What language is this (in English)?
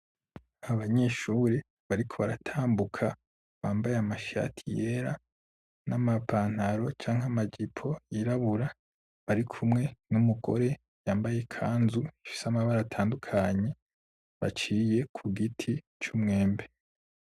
Rundi